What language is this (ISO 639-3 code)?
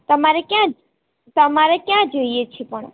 guj